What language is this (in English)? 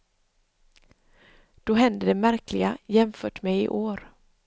Swedish